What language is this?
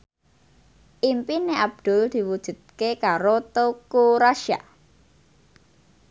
Javanese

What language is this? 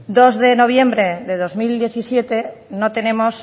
Spanish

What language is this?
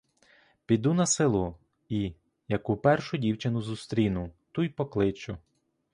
Ukrainian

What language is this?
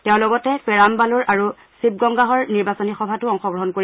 Assamese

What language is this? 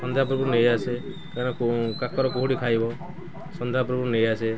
Odia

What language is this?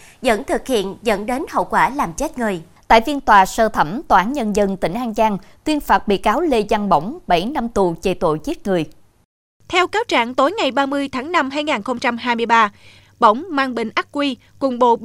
Vietnamese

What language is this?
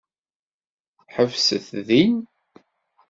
Kabyle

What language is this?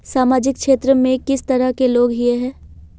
Magahi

